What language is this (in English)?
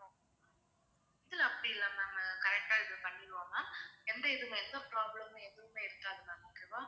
Tamil